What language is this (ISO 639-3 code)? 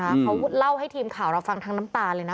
tha